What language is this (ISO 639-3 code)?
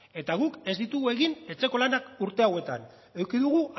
eus